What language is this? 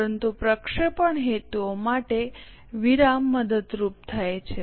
Gujarati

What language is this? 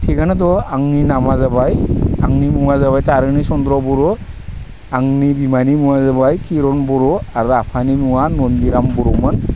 Bodo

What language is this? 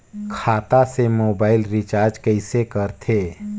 Chhattisgarhi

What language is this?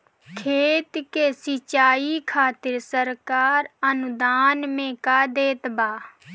Bhojpuri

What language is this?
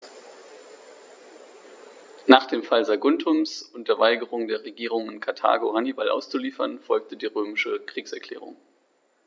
German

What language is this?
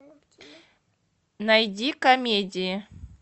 Russian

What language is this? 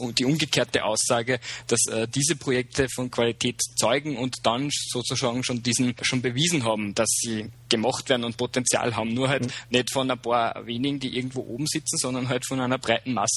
German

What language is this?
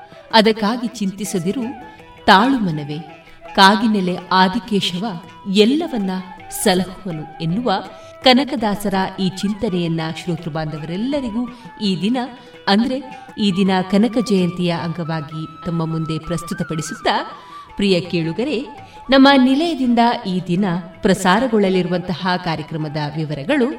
Kannada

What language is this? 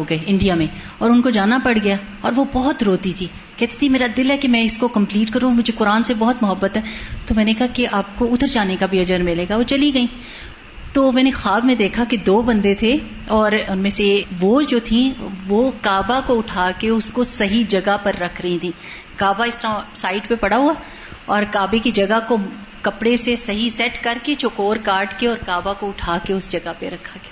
Urdu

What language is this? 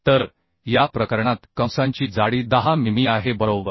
Marathi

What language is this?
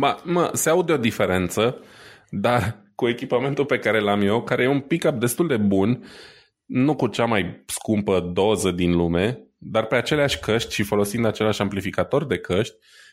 Romanian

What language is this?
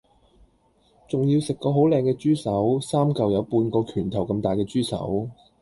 Cantonese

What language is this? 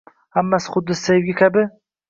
Uzbek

